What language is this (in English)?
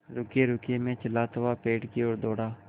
Hindi